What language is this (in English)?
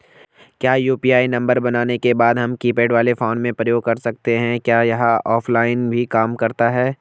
Hindi